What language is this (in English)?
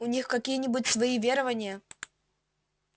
Russian